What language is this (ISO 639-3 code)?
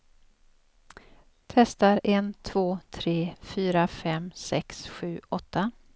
swe